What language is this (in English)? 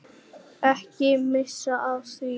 Icelandic